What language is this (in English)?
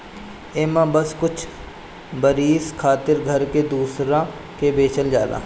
Bhojpuri